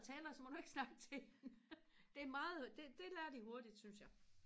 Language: Danish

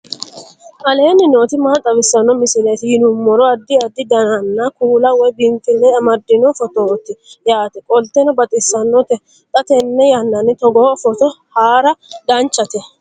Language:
Sidamo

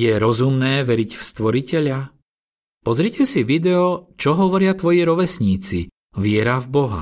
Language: Slovak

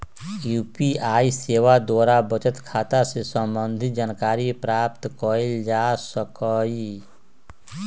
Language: Magahi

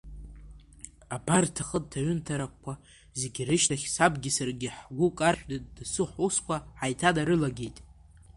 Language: Abkhazian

